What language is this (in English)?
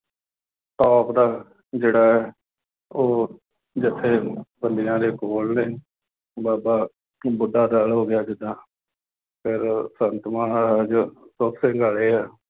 Punjabi